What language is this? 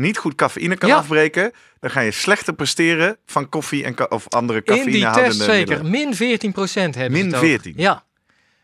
Dutch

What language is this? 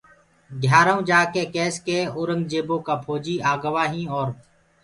Gurgula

